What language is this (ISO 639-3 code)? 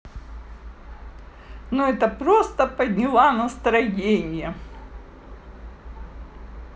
rus